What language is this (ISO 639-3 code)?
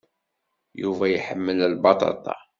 kab